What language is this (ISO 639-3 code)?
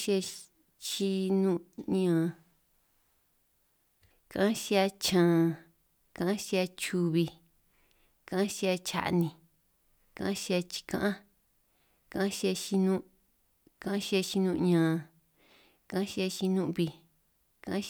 trq